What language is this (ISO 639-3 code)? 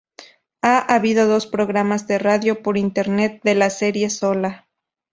spa